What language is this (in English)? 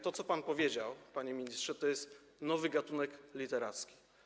Polish